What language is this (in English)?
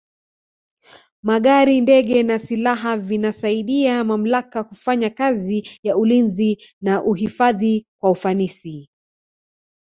Swahili